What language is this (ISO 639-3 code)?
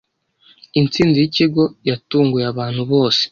kin